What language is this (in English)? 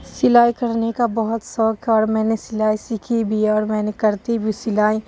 Urdu